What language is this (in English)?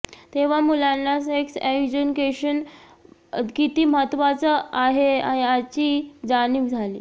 Marathi